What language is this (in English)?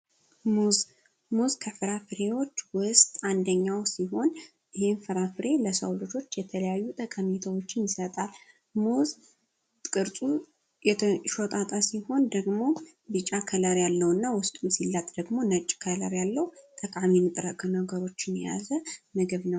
Amharic